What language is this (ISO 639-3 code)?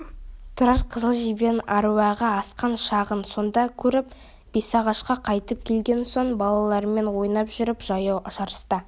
kaz